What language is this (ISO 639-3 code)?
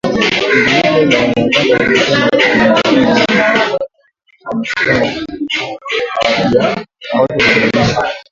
swa